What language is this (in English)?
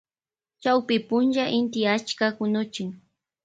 Loja Highland Quichua